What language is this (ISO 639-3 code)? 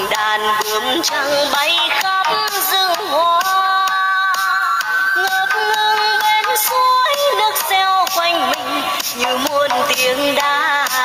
tha